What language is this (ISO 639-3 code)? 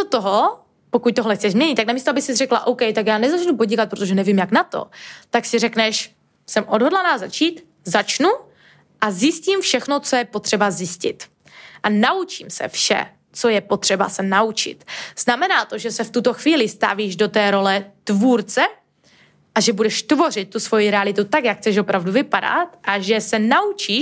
ces